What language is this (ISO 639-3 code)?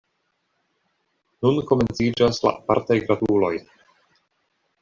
epo